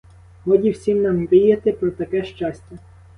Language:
Ukrainian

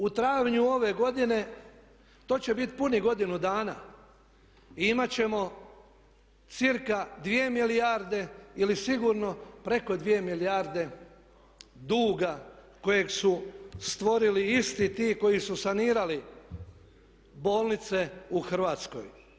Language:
Croatian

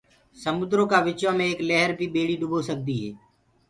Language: Gurgula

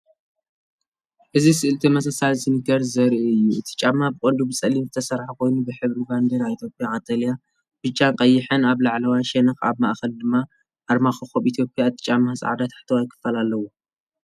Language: Tigrinya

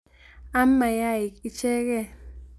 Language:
Kalenjin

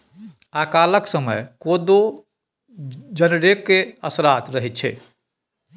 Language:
Maithili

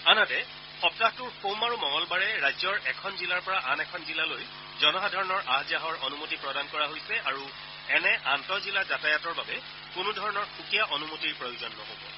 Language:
Assamese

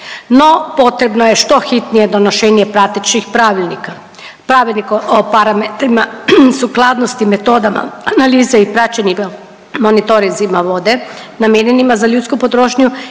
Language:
Croatian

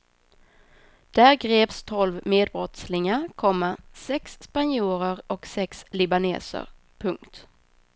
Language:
Swedish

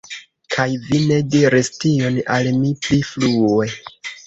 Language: Esperanto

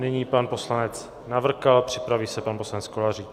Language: Czech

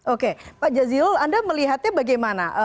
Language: Indonesian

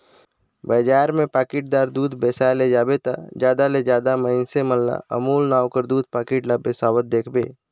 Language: Chhattisgarhi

